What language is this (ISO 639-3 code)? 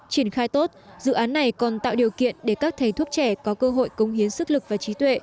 vie